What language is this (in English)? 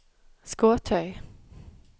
Norwegian